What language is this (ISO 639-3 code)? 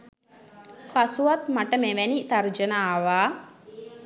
sin